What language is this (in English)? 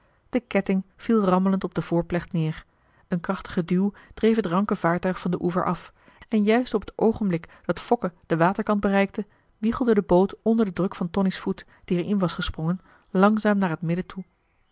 Dutch